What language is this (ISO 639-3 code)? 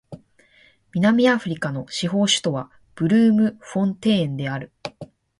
jpn